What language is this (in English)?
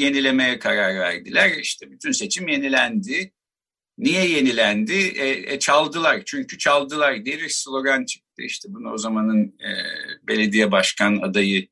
Turkish